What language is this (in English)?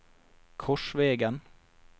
Norwegian